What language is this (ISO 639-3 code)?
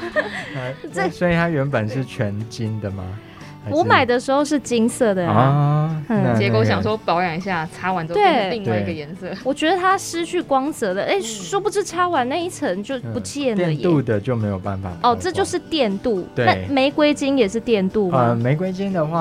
zho